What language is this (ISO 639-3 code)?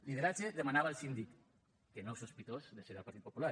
cat